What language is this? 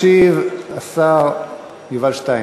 Hebrew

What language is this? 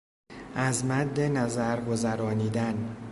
Persian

